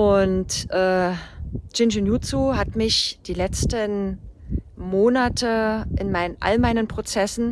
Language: German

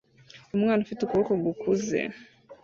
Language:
Kinyarwanda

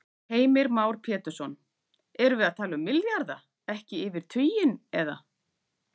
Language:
Icelandic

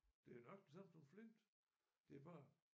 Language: Danish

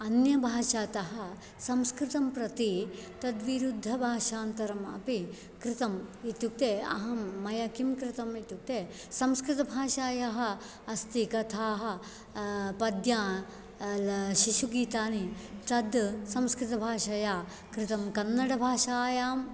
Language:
Sanskrit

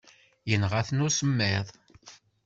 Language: Kabyle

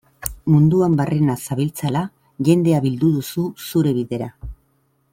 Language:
Basque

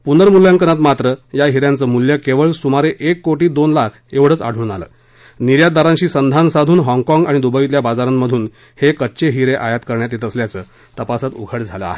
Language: Marathi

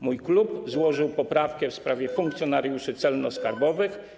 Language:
Polish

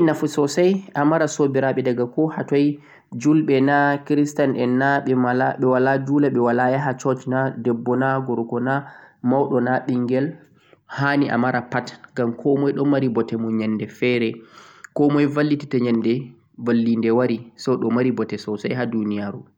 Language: Central-Eastern Niger Fulfulde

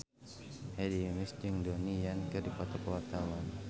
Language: Sundanese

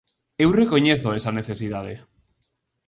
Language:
Galician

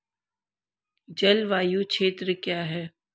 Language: Hindi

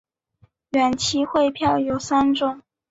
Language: Chinese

